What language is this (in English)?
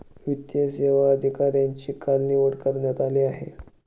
Marathi